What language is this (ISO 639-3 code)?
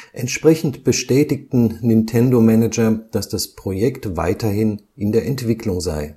deu